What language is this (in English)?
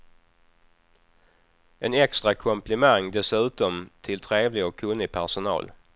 Swedish